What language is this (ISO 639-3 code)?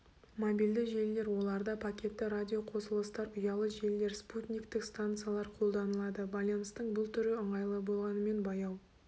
kaz